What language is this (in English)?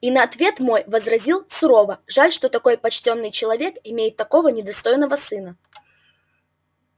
Russian